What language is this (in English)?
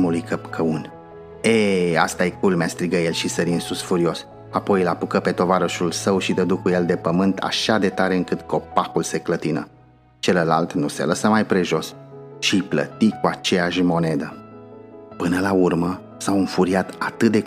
Romanian